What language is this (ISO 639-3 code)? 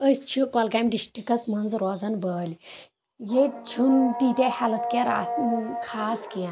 kas